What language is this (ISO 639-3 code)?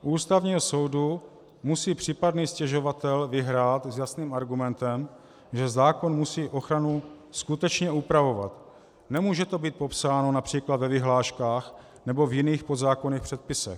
ces